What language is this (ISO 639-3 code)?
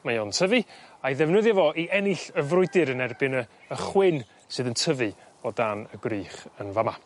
cym